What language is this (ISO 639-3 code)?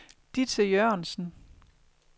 dan